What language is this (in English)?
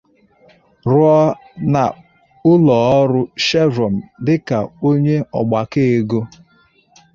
Igbo